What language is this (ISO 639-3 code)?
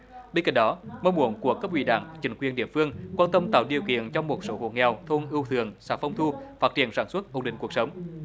vie